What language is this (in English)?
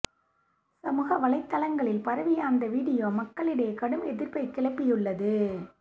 Tamil